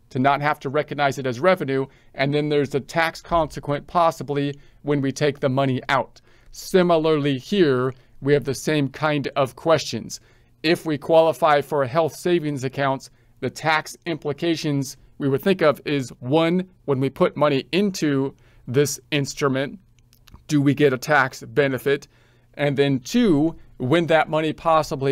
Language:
English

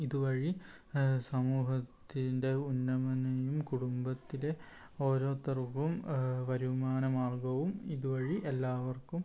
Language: Malayalam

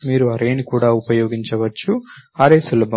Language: Telugu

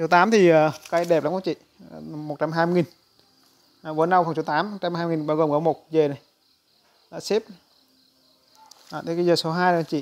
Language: Vietnamese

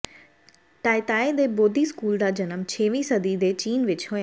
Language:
Punjabi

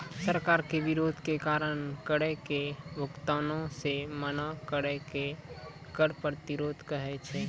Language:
Maithili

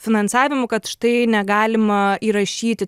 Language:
Lithuanian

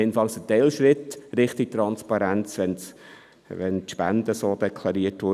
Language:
Swiss German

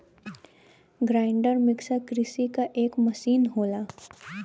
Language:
Bhojpuri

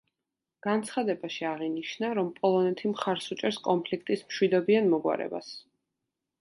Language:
Georgian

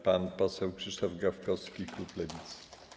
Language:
Polish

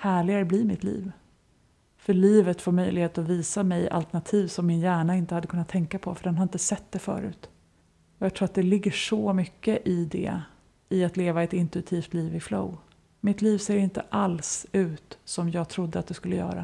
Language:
Swedish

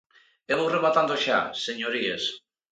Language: Galician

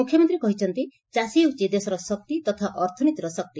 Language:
Odia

